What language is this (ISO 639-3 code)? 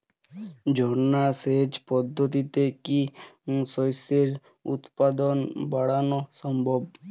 ben